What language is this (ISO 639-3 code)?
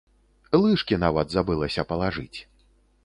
bel